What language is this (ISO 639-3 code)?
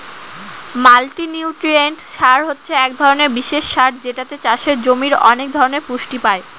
ben